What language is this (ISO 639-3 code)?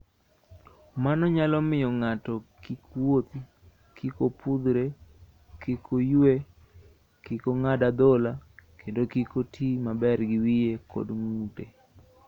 luo